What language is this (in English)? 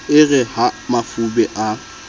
Southern Sotho